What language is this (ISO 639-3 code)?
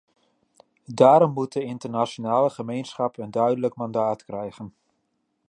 nld